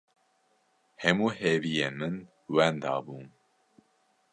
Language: Kurdish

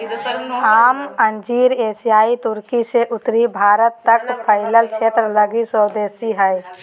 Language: Magahi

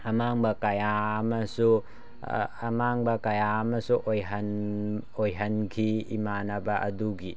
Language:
Manipuri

